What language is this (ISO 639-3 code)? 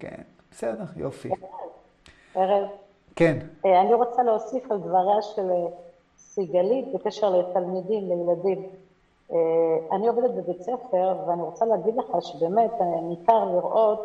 heb